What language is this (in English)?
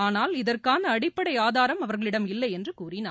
Tamil